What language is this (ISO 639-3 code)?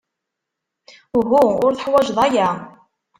kab